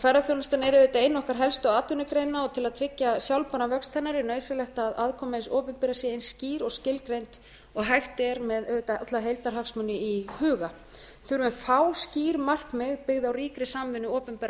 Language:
Icelandic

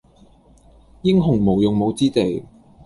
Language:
Cantonese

